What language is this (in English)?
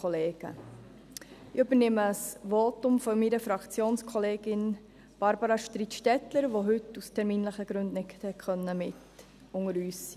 Swiss German